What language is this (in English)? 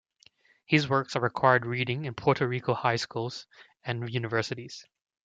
English